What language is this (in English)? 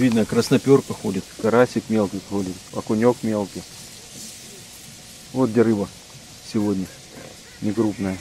Russian